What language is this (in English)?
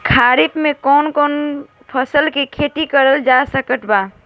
Bhojpuri